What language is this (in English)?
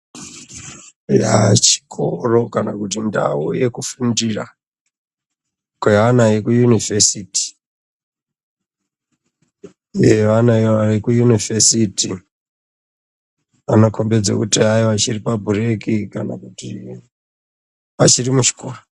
Ndau